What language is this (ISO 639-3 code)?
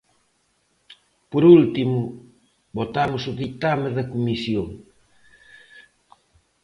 glg